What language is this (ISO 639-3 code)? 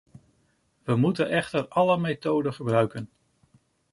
nld